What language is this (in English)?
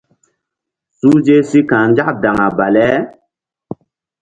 Mbum